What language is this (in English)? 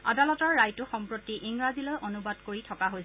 Assamese